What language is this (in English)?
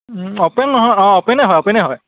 Assamese